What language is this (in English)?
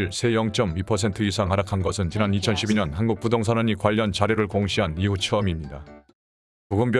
Korean